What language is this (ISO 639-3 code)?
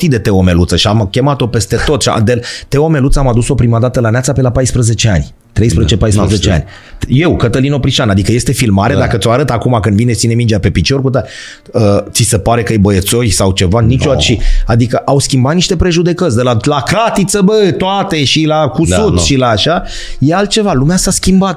ron